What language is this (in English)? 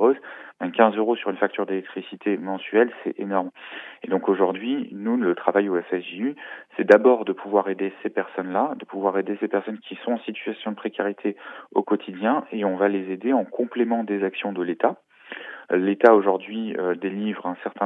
French